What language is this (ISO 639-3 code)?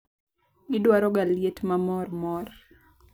luo